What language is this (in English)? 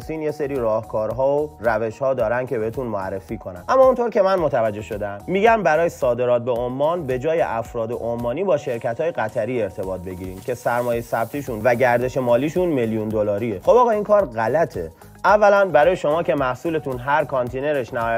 Persian